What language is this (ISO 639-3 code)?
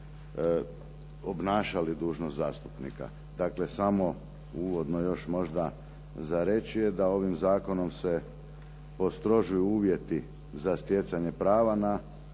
hrv